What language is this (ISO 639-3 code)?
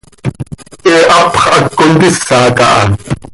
sei